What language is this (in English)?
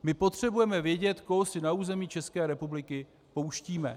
Czech